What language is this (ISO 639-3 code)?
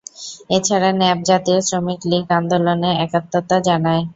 ben